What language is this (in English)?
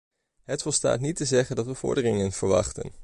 Dutch